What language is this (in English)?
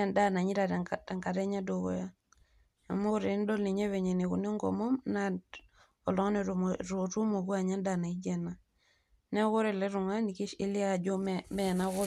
Masai